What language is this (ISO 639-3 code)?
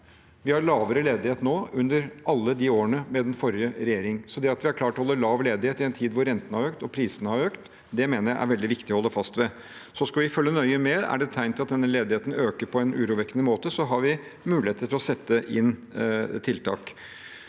nor